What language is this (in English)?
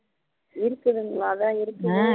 Tamil